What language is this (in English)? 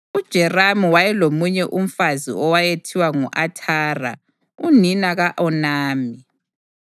North Ndebele